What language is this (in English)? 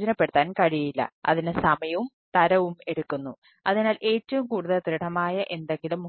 Malayalam